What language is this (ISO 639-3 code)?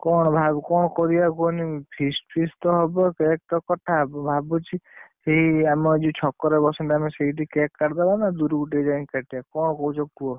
ori